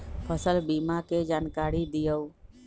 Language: Magahi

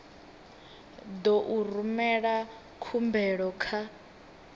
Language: Venda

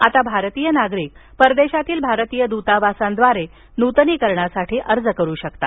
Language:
Marathi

